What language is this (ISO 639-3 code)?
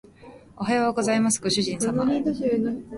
jpn